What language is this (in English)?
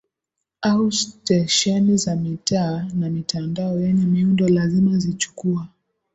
Swahili